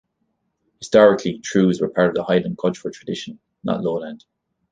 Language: English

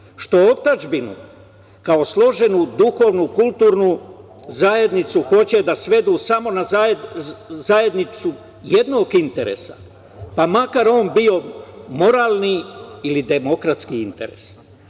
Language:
Serbian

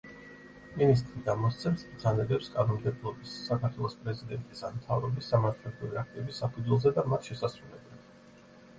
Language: Georgian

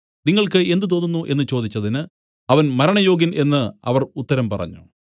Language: Malayalam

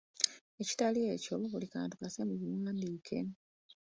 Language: Ganda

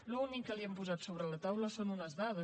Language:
Catalan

